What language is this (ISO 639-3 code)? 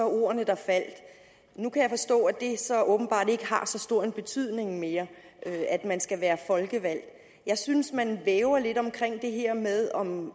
dan